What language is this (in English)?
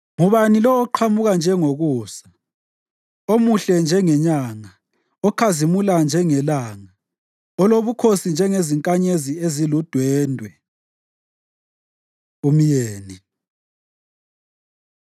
North Ndebele